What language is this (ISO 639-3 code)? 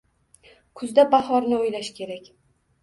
uzb